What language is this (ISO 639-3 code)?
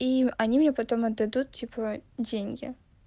rus